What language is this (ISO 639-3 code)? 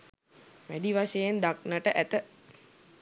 sin